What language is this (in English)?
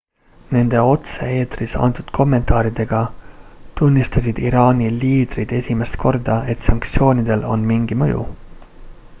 Estonian